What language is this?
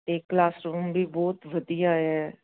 Punjabi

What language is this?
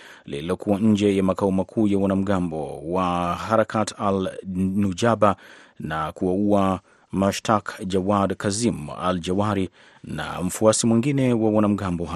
Swahili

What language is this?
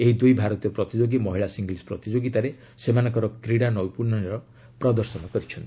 Odia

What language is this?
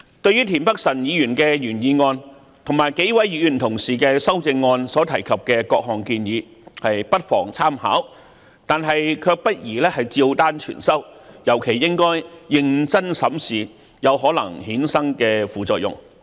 Cantonese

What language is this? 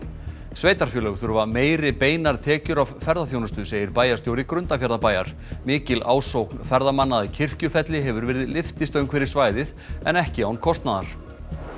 Icelandic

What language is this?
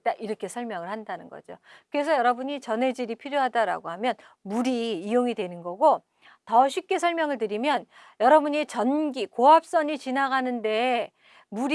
Korean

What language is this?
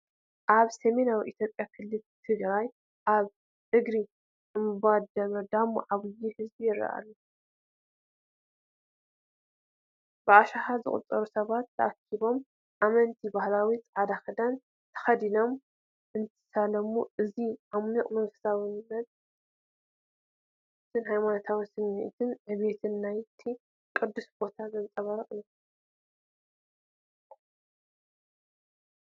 Tigrinya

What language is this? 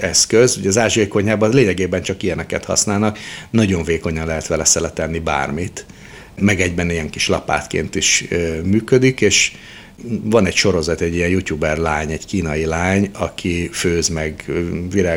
Hungarian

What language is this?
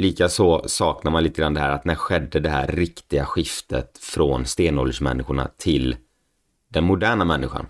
Swedish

